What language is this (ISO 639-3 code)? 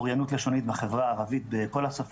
heb